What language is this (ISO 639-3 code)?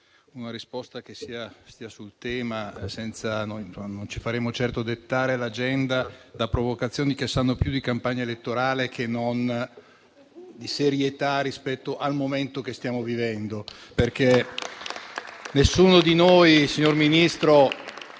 ita